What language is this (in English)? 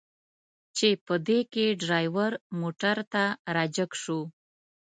Pashto